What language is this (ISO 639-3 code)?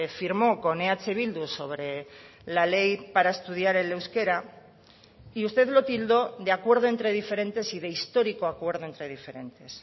spa